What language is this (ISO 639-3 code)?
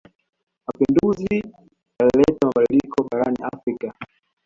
swa